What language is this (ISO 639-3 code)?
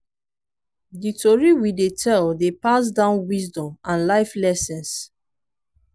pcm